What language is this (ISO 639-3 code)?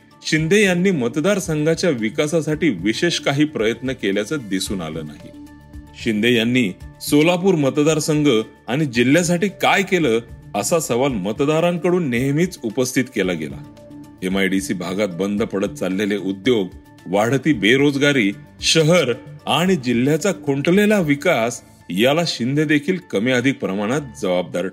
mar